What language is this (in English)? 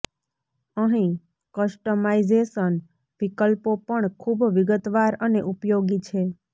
Gujarati